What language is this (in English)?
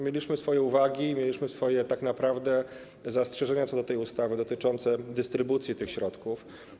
Polish